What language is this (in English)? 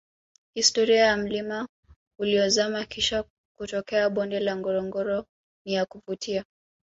Swahili